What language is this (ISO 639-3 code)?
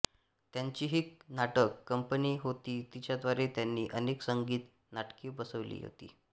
mar